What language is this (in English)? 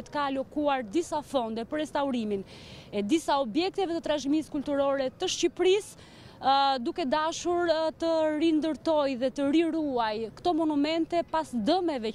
Romanian